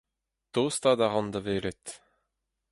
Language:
Breton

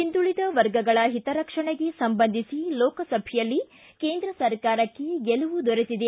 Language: Kannada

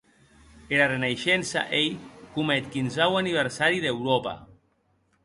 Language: Occitan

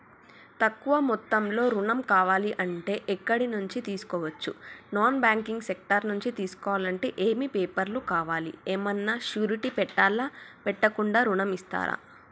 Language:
Telugu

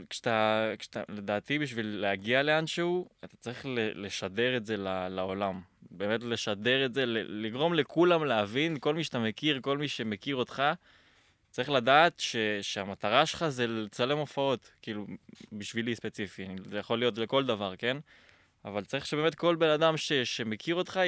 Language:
Hebrew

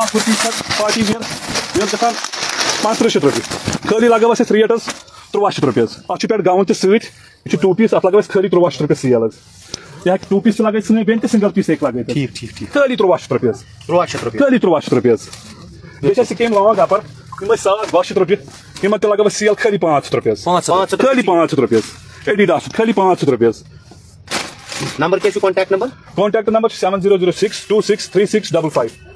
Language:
Romanian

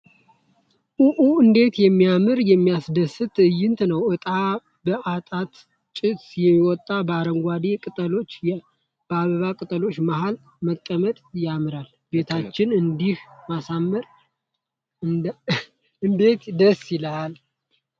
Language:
Amharic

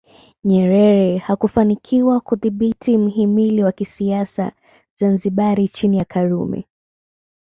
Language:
Swahili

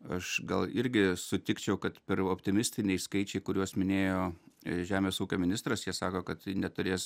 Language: Lithuanian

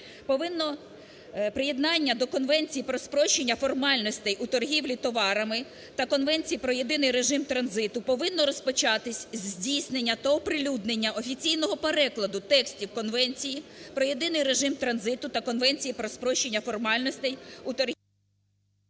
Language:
Ukrainian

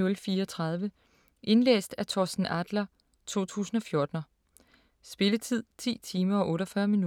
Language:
Danish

